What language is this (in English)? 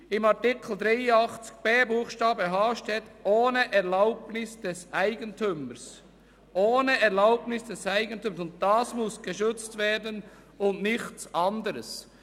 Swiss German